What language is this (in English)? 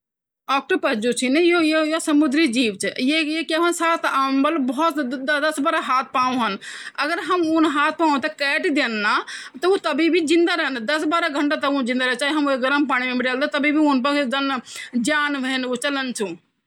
Garhwali